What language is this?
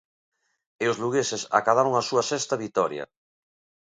Galician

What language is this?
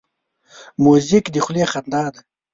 Pashto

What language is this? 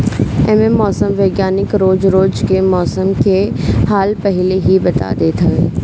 Bhojpuri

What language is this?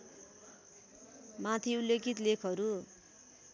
Nepali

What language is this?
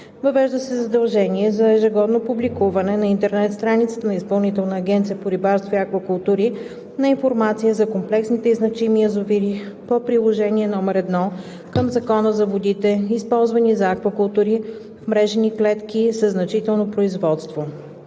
Bulgarian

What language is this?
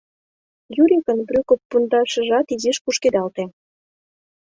Mari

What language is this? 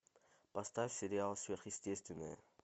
Russian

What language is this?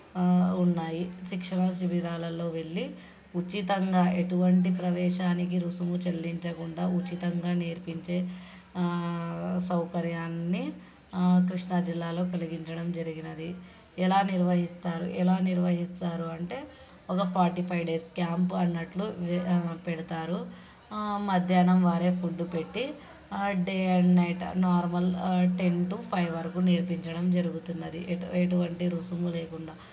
Telugu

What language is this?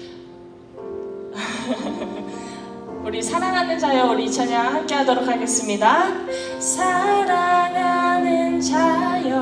Korean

